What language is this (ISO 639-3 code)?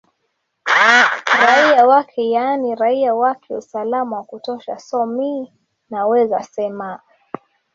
swa